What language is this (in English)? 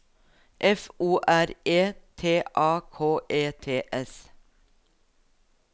Norwegian